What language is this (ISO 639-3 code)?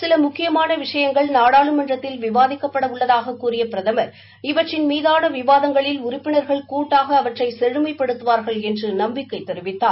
tam